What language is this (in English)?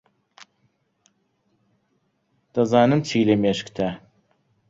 Central Kurdish